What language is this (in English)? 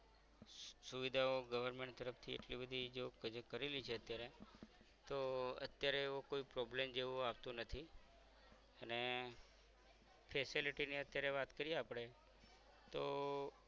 Gujarati